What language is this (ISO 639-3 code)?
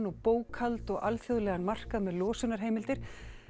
isl